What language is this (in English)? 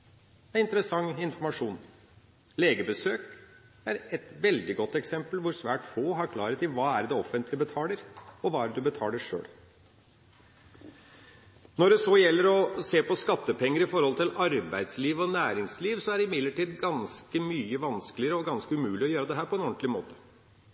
Norwegian Bokmål